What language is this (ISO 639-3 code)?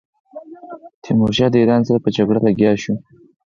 pus